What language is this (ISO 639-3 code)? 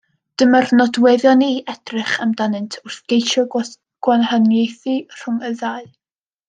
cym